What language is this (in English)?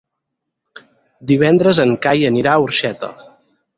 Catalan